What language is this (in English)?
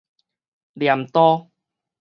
Min Nan Chinese